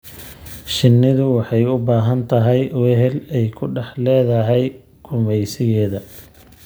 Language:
Somali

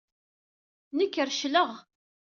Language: Kabyle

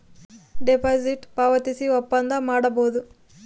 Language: Kannada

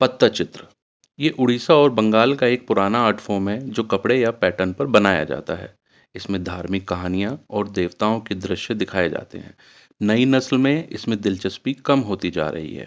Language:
Urdu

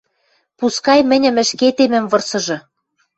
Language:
Western Mari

